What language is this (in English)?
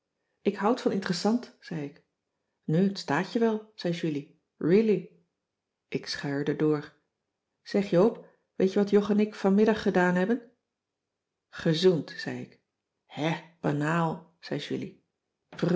Dutch